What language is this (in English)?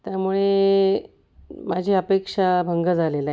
Marathi